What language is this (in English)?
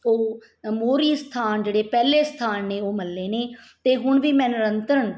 Punjabi